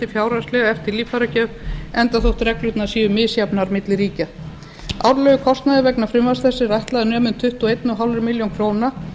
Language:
Icelandic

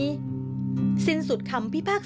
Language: Thai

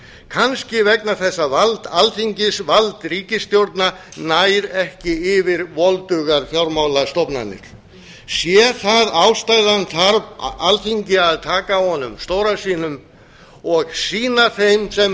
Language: Icelandic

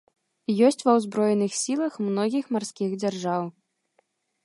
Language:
Belarusian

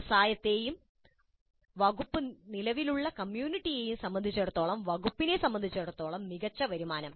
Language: Malayalam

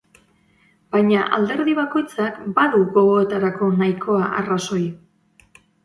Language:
Basque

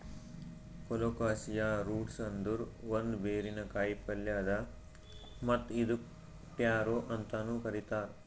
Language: Kannada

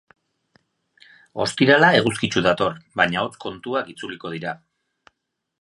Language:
Basque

